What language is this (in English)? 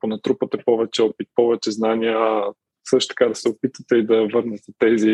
Bulgarian